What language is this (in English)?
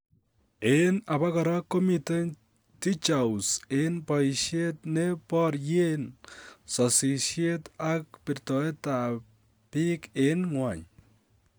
Kalenjin